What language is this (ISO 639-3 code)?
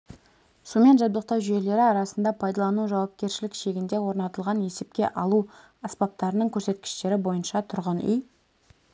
kaz